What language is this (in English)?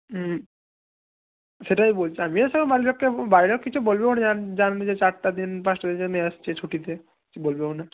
Bangla